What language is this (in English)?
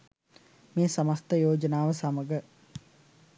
Sinhala